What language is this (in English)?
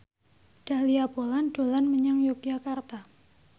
Javanese